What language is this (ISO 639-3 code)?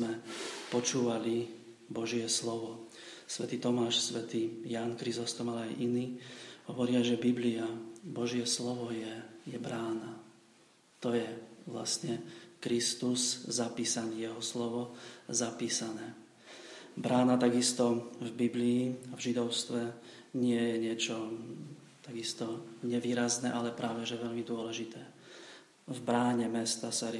slk